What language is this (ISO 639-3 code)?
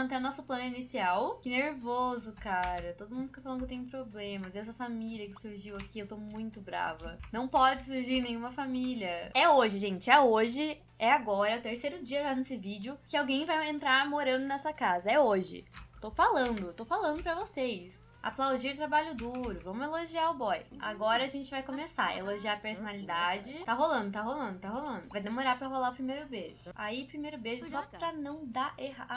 por